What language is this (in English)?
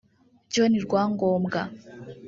Kinyarwanda